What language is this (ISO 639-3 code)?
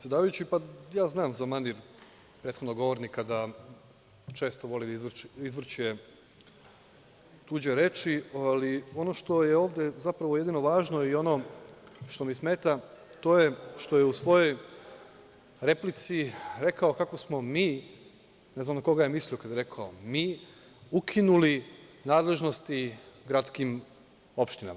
srp